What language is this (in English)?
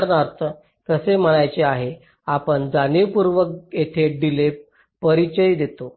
Marathi